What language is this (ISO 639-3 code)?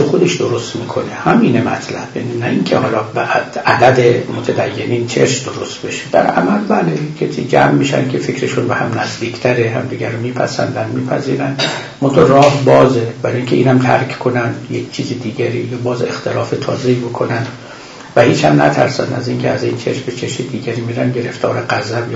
fas